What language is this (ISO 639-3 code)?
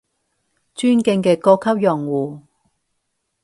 yue